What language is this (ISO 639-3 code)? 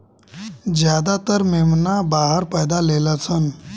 bho